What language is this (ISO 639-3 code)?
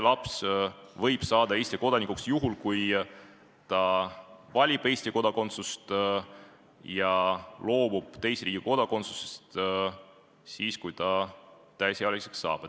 est